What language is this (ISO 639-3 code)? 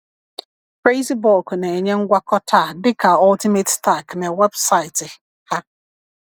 ibo